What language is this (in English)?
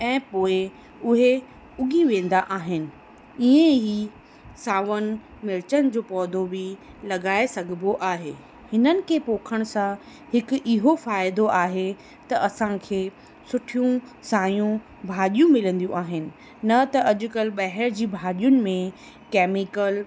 Sindhi